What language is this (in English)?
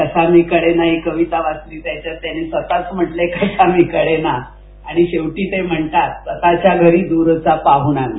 Marathi